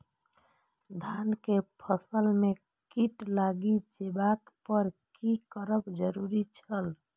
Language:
Maithili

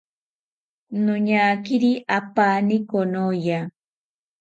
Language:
South Ucayali Ashéninka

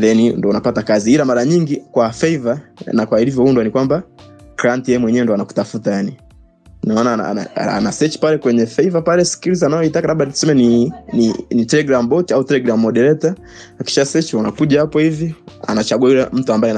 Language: Swahili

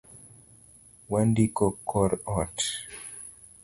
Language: Luo (Kenya and Tanzania)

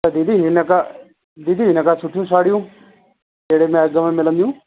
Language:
Sindhi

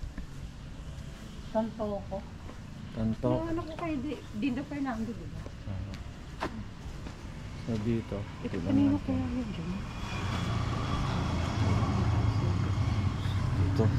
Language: Filipino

